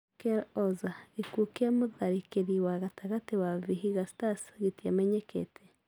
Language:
Kikuyu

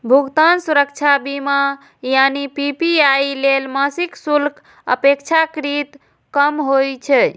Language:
Maithili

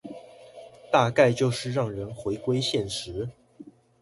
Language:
Chinese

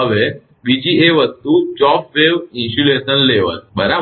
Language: Gujarati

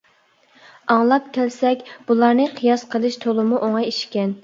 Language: Uyghur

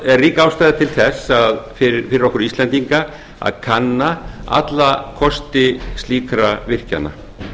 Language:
Icelandic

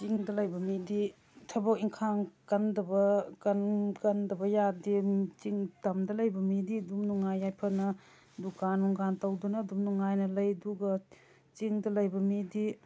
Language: Manipuri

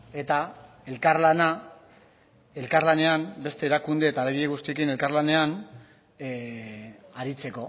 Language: Basque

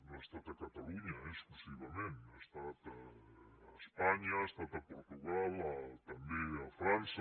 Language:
Catalan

